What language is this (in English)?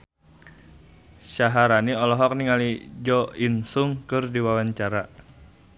Sundanese